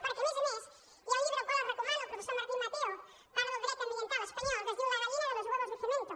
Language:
Catalan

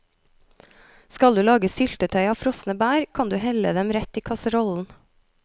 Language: Norwegian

